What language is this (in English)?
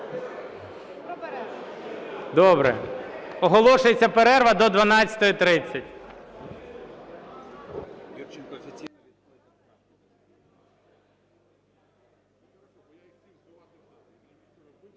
Ukrainian